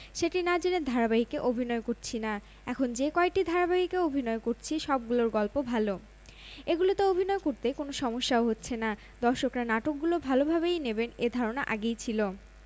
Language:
Bangla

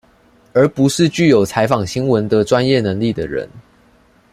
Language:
Chinese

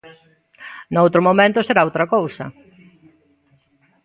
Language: Galician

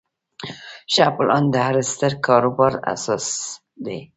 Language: Pashto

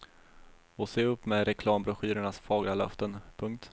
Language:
Swedish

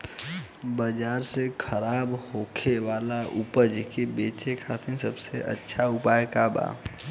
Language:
Bhojpuri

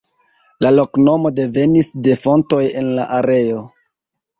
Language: Esperanto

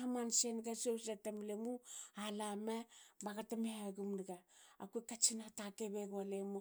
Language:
Hakö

